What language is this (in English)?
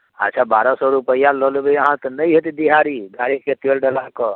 Maithili